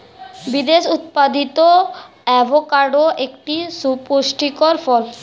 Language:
Bangla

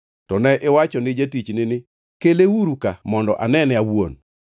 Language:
Luo (Kenya and Tanzania)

